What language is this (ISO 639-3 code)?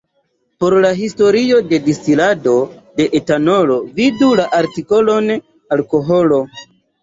epo